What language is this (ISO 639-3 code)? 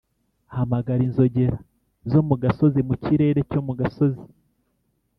kin